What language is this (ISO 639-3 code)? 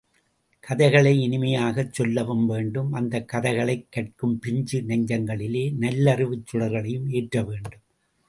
tam